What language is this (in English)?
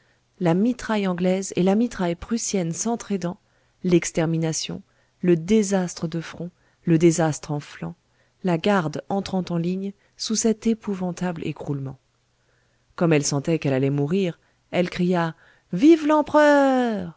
French